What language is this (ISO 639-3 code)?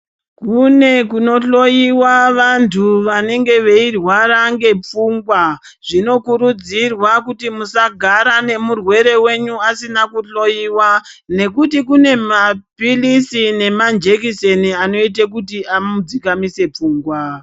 ndc